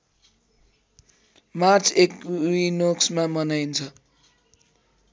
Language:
Nepali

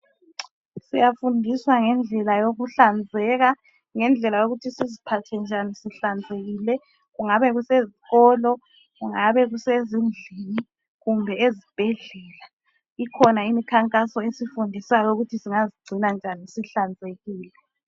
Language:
North Ndebele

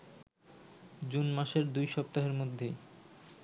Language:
Bangla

